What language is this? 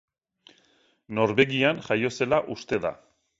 Basque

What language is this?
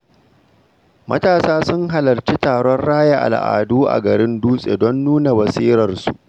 Hausa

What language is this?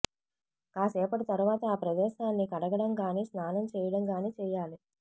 Telugu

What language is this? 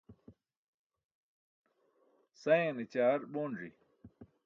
Burushaski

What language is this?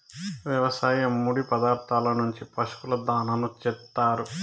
Telugu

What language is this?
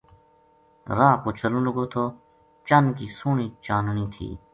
Gujari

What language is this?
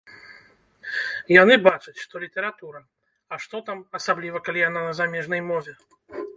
Belarusian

